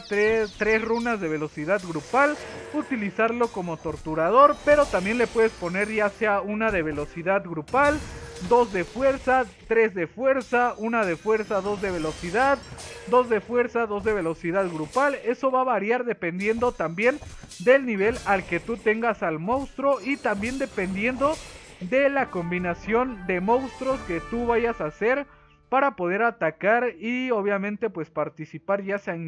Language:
Spanish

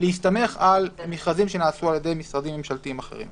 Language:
Hebrew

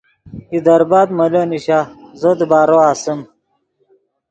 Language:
Yidgha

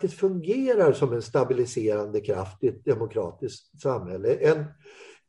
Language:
Swedish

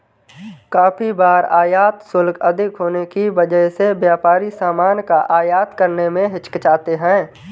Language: Hindi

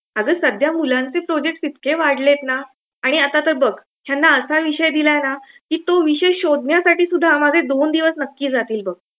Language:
Marathi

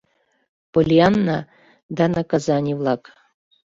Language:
Mari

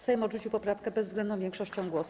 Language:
Polish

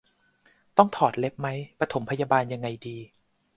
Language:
Thai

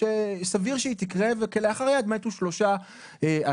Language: Hebrew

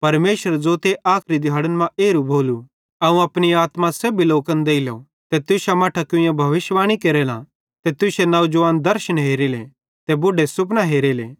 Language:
Bhadrawahi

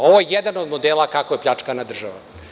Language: Serbian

